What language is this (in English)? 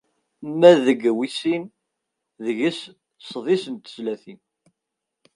Kabyle